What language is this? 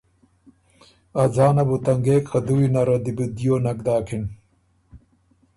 Ormuri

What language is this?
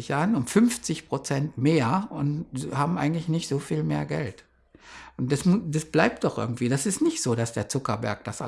German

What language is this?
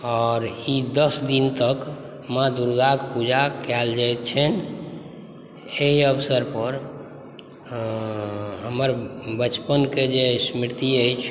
Maithili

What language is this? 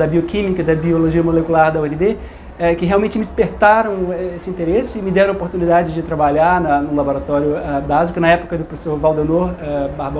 Portuguese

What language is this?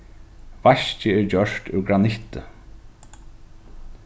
Faroese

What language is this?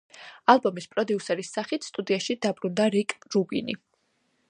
Georgian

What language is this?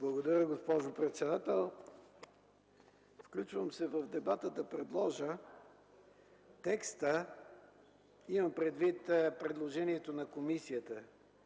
Bulgarian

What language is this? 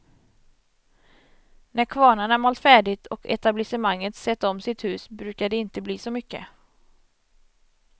Swedish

